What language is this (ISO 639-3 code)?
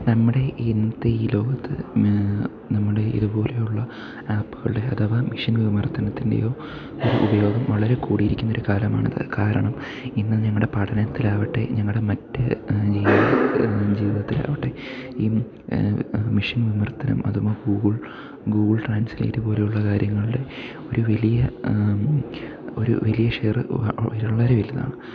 mal